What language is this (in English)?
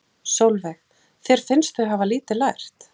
Icelandic